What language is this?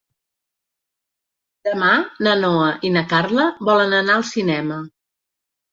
Catalan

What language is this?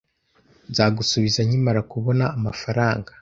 Kinyarwanda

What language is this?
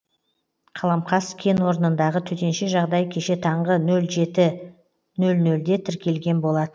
Kazakh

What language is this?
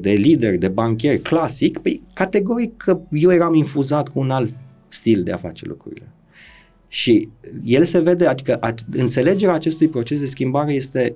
Romanian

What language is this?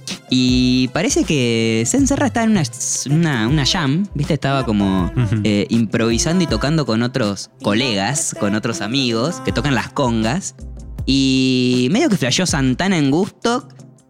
Spanish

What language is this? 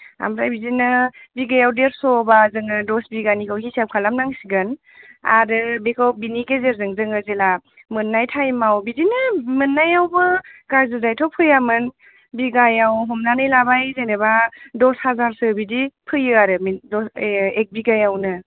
Bodo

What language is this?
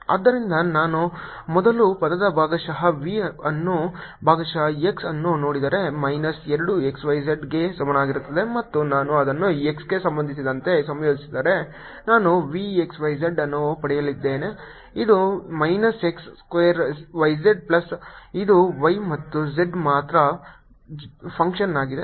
Kannada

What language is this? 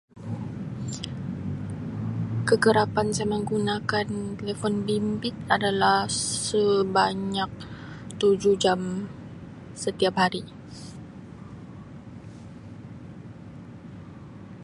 Sabah Malay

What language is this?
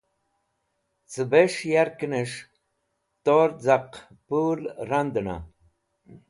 Wakhi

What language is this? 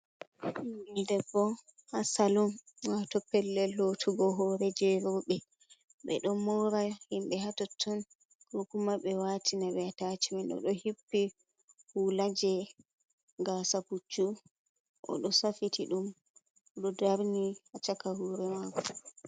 Fula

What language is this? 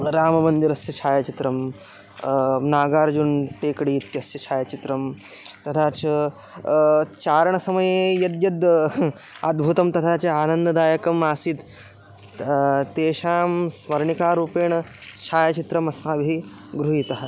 Sanskrit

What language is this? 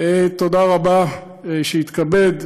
Hebrew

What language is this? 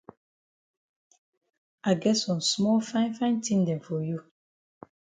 Cameroon Pidgin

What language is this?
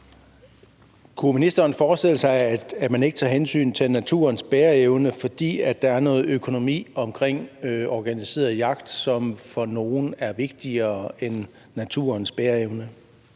Danish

